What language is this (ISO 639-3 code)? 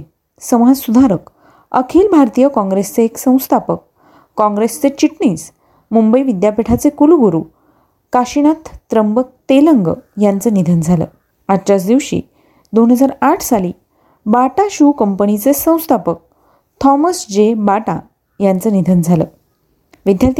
mar